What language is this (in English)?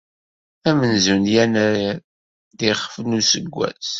Kabyle